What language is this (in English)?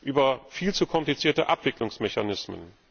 German